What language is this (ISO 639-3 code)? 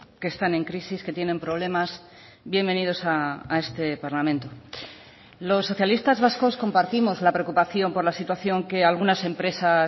spa